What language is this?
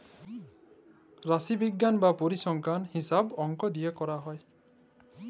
Bangla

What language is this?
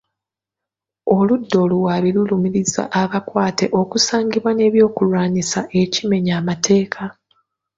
Ganda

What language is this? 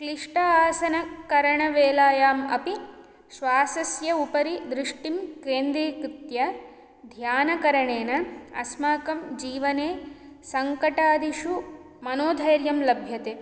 Sanskrit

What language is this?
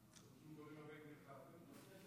Hebrew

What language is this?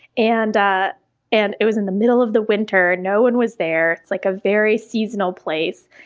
English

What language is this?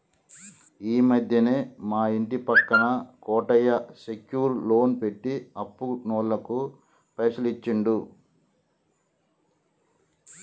Telugu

